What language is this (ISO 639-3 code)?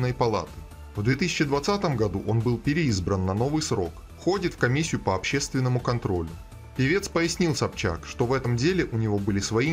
rus